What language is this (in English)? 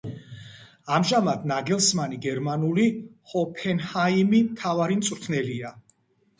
Georgian